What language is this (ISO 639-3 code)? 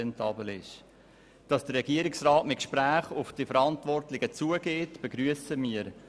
gsw